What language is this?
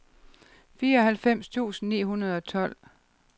Danish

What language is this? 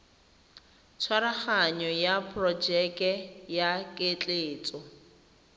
Tswana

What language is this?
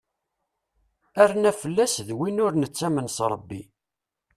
Kabyle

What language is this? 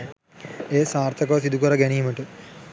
Sinhala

